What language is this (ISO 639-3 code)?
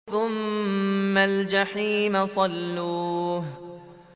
ara